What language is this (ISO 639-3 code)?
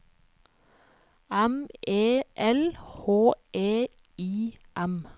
nor